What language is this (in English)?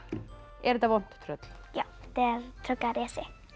Icelandic